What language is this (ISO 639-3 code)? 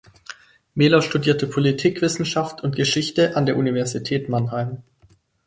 deu